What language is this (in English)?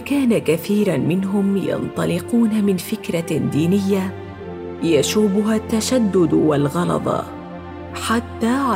Arabic